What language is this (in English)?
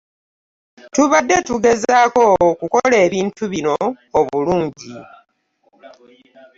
Ganda